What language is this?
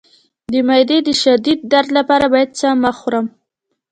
Pashto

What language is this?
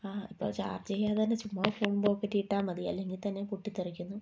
Malayalam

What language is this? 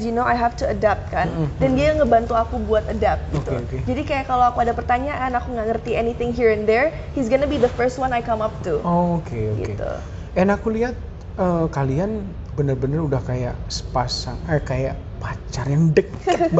Indonesian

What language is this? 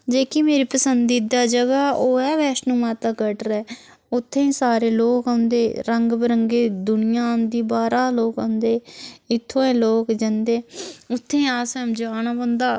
Dogri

